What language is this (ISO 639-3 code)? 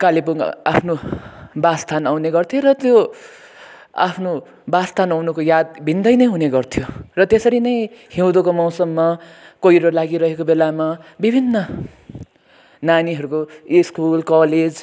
nep